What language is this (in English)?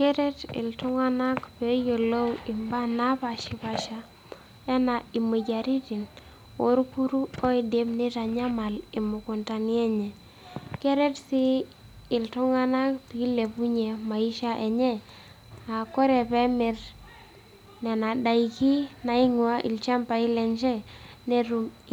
Masai